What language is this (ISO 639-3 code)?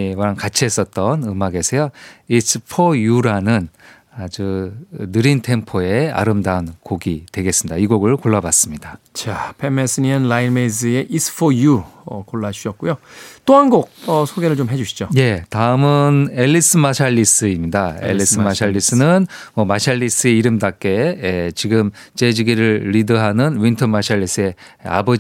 kor